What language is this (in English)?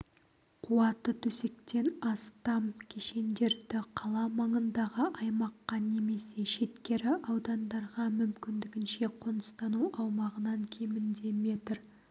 Kazakh